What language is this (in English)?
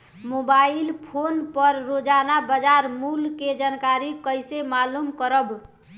Bhojpuri